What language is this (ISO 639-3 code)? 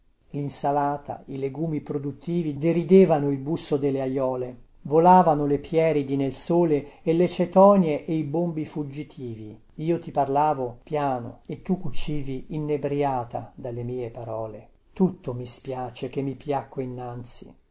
ita